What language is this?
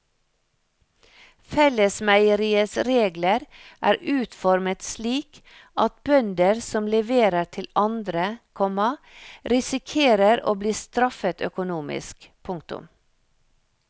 Norwegian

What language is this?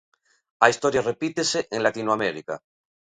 Galician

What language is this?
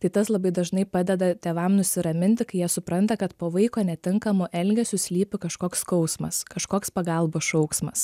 Lithuanian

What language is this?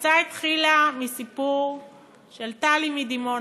Hebrew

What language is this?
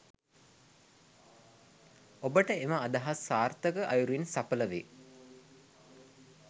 Sinhala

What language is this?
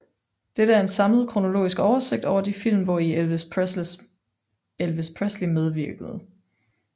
Danish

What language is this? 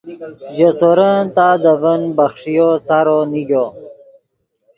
Yidgha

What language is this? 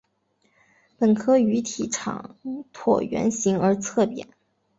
Chinese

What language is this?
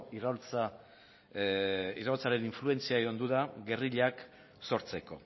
Basque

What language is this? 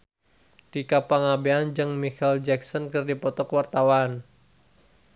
Sundanese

